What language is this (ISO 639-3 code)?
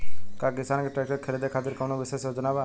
bho